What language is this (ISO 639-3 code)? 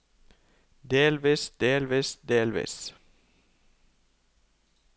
nor